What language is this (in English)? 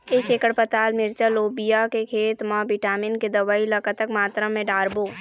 Chhattisgarhi